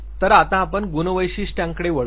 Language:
Marathi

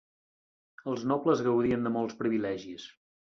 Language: Catalan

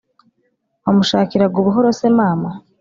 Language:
Kinyarwanda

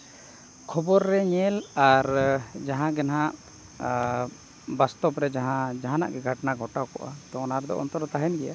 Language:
Santali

